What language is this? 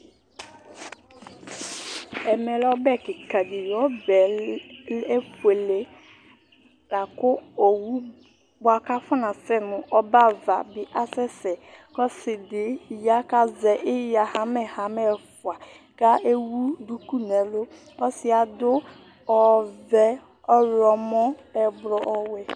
Ikposo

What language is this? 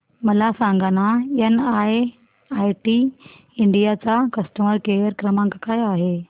Marathi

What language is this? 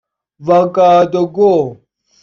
Persian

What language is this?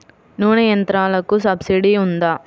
Telugu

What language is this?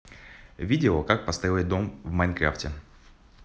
Russian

